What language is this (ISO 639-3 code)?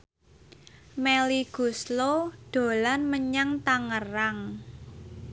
jav